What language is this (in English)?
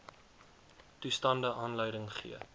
Afrikaans